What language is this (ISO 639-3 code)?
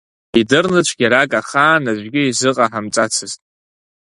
abk